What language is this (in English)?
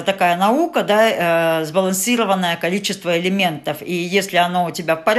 Russian